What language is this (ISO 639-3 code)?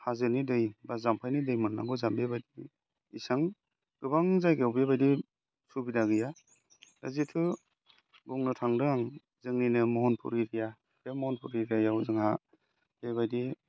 brx